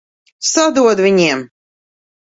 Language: Latvian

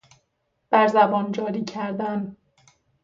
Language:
Persian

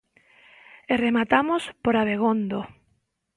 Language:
Galician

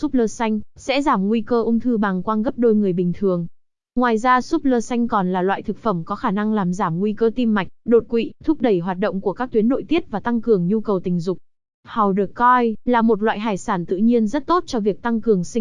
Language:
Vietnamese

